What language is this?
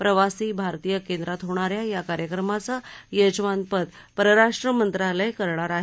Marathi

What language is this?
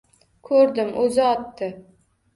Uzbek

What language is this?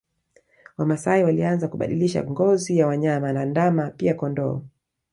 Swahili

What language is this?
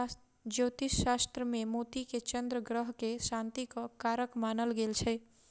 Maithili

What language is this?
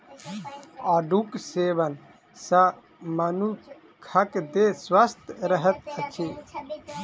Maithili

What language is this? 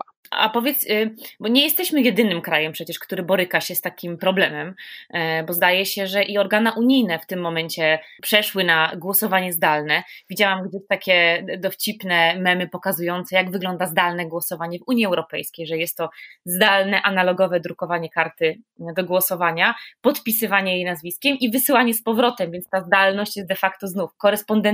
Polish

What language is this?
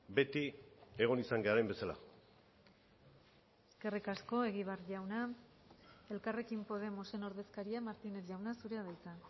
Basque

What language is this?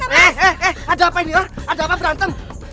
Indonesian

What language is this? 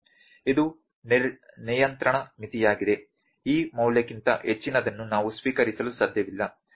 Kannada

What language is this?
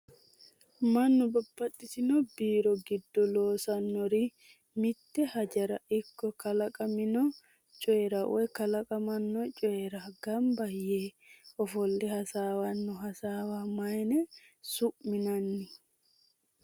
Sidamo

